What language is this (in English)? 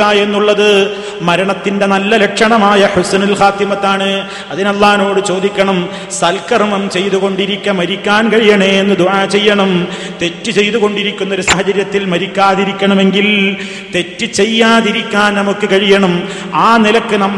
Malayalam